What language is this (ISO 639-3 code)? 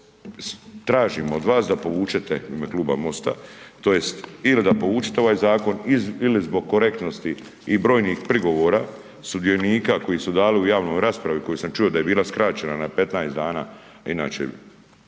hrv